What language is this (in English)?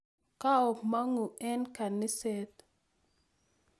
Kalenjin